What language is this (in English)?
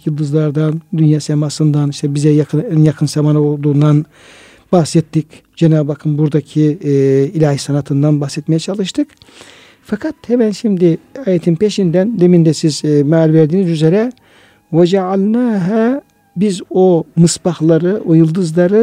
Turkish